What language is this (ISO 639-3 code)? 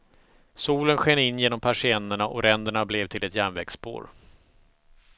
swe